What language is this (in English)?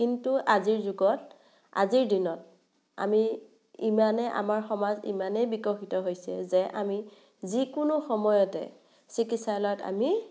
Assamese